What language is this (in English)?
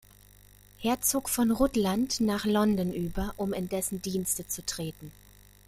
German